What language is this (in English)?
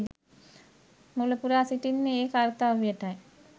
Sinhala